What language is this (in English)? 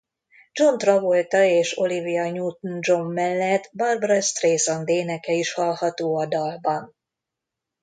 Hungarian